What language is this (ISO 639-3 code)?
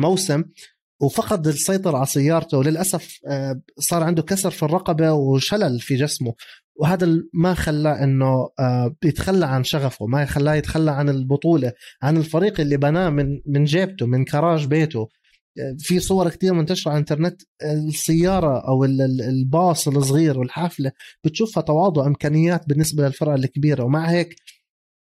ara